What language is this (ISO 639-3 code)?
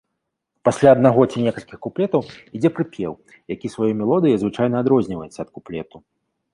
bel